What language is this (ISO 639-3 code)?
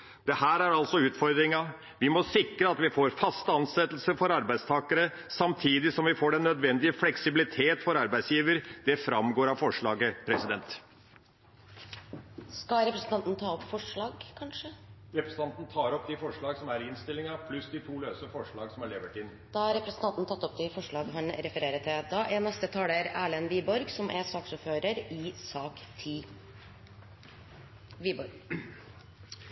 nor